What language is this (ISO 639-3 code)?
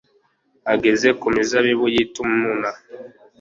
kin